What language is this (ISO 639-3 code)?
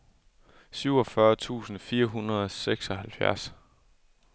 dan